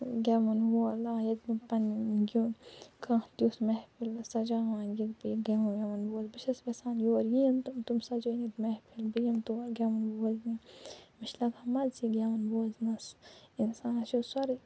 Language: Kashmiri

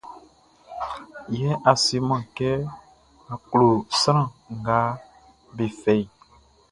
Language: Baoulé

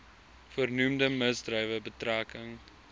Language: Afrikaans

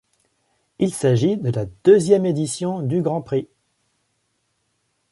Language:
French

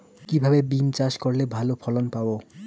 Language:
Bangla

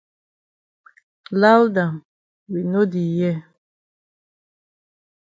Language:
Cameroon Pidgin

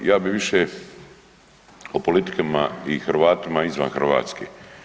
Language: Croatian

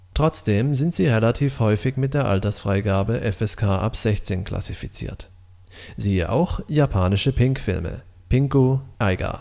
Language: German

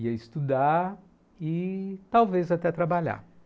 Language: Portuguese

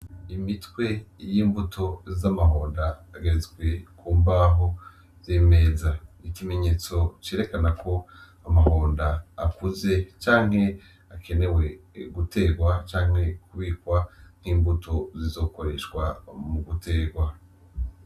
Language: Rundi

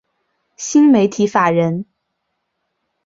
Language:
Chinese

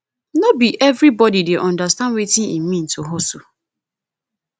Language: Nigerian Pidgin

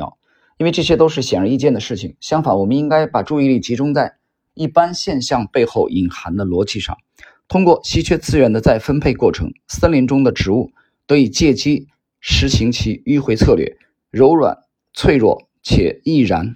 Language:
Chinese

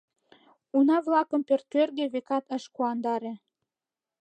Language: Mari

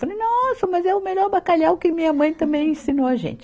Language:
Portuguese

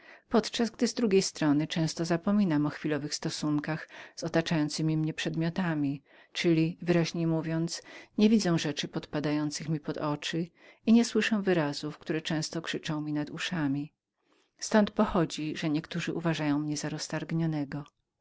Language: Polish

